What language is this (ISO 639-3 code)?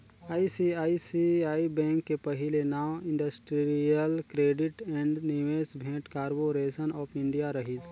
hne